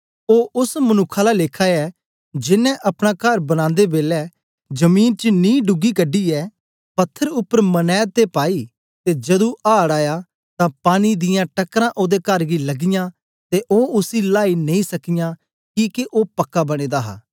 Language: Dogri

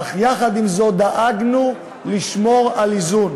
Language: Hebrew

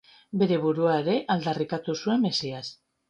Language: Basque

